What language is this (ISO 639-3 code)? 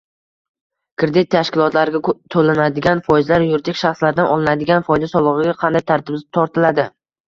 uzb